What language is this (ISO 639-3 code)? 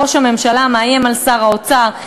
heb